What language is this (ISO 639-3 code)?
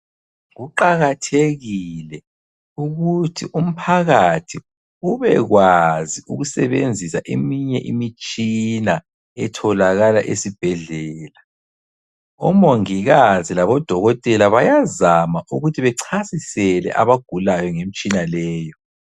nde